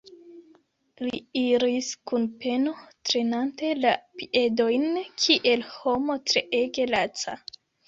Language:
Esperanto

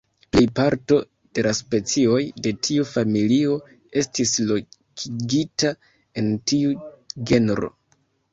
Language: Esperanto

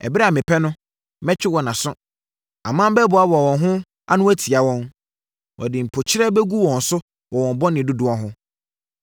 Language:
Akan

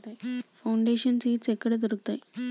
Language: Telugu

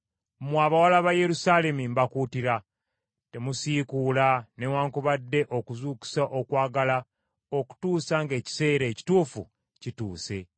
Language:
Ganda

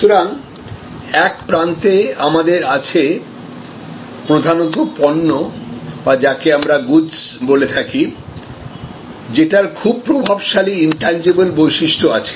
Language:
Bangla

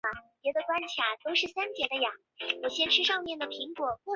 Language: Chinese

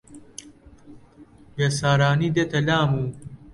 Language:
Central Kurdish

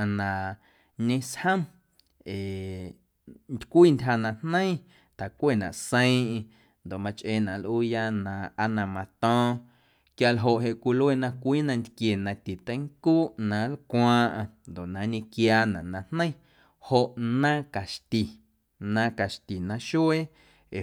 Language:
Guerrero Amuzgo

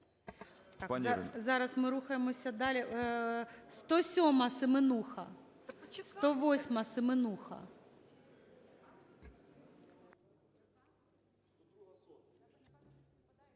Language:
Ukrainian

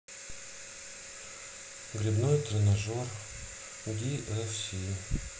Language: Russian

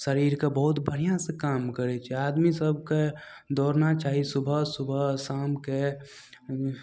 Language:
Maithili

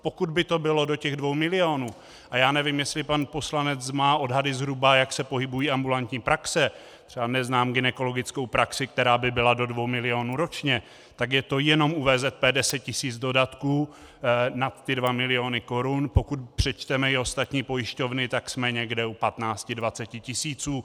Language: Czech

